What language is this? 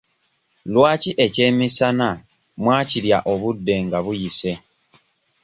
Ganda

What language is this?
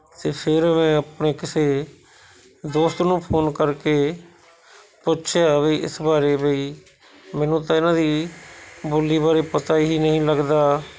Punjabi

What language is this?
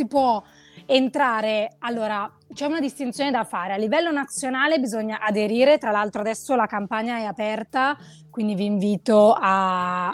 Italian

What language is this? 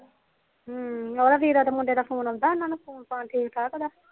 Punjabi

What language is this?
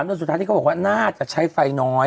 Thai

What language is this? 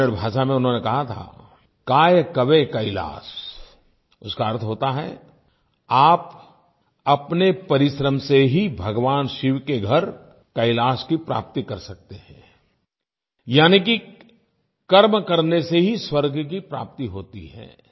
Hindi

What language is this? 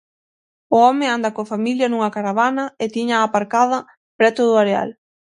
Galician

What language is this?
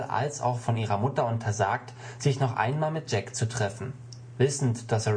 German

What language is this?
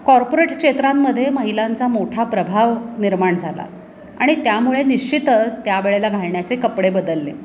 Marathi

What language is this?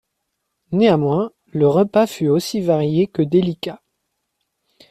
French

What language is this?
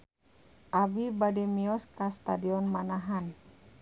Sundanese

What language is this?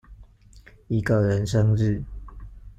Chinese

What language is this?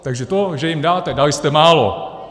Czech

